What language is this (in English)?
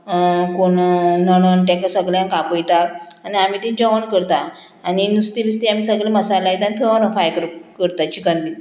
Konkani